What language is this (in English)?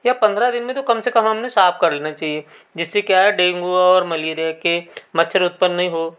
Hindi